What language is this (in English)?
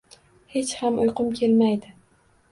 Uzbek